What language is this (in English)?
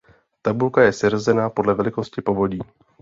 Czech